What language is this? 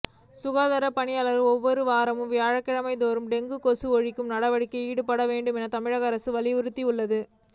Tamil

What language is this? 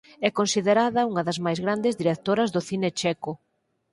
Galician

